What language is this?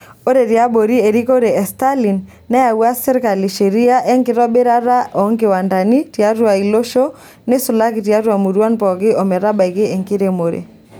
Masai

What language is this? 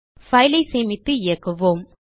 Tamil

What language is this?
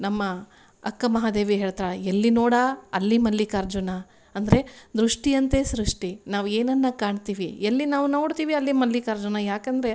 Kannada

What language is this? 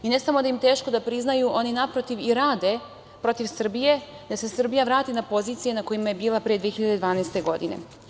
Serbian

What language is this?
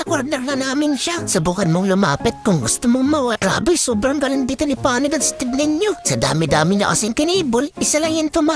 Filipino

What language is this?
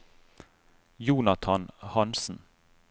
Norwegian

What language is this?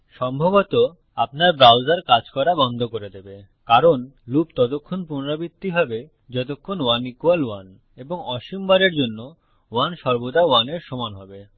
Bangla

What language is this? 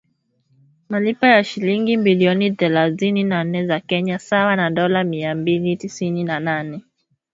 Swahili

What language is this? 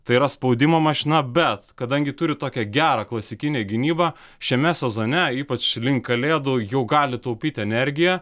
Lithuanian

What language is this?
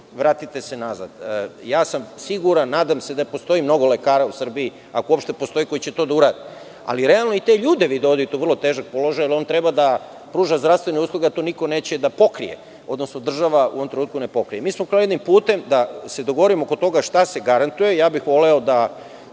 Serbian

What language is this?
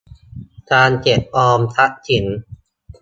Thai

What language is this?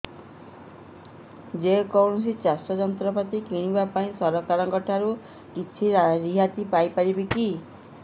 Odia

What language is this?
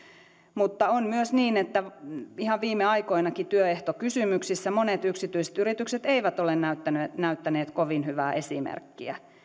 Finnish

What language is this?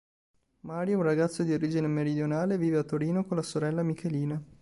Italian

